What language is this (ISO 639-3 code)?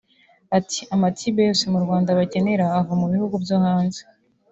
kin